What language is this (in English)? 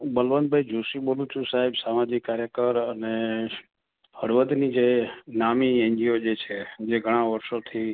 Gujarati